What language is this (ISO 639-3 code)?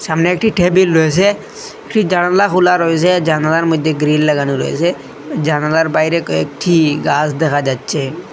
ben